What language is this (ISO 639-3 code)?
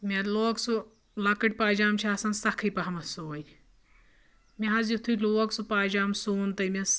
kas